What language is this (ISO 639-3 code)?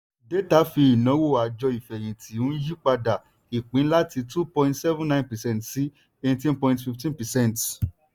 yor